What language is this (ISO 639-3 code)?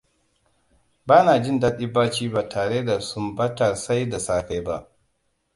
hau